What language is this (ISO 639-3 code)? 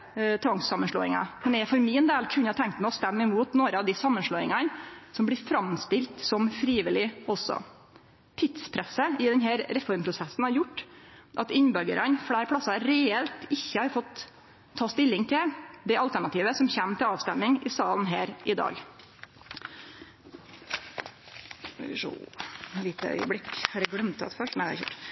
nno